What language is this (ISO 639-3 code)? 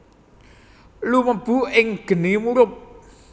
jav